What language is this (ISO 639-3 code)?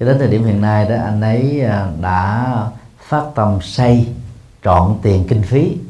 vie